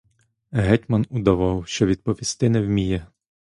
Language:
Ukrainian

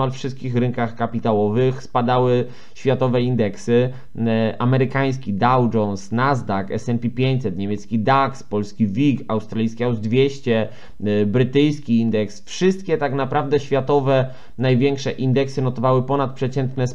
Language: Polish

